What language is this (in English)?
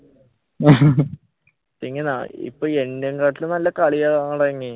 Malayalam